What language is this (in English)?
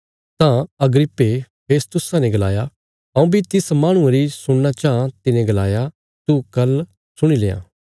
Bilaspuri